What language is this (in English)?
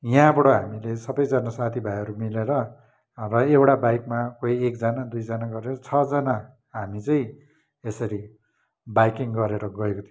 Nepali